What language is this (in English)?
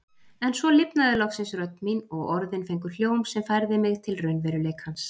Icelandic